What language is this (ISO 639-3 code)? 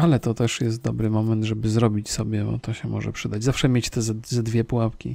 pol